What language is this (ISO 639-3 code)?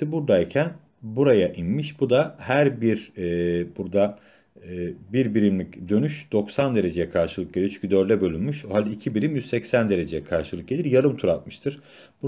tur